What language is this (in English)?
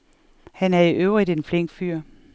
Danish